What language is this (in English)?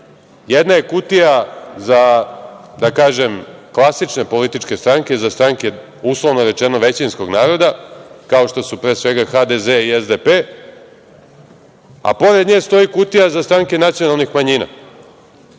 Serbian